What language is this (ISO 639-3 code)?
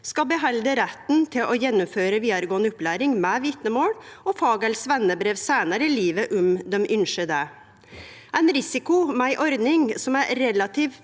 nor